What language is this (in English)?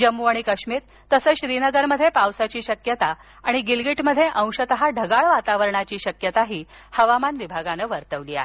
Marathi